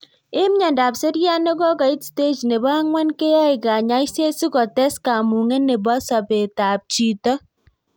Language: Kalenjin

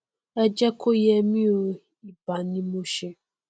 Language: Yoruba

